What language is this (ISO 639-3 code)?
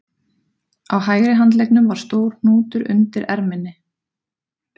isl